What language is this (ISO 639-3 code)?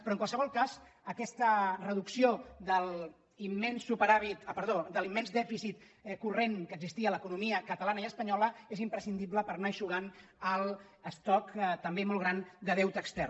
cat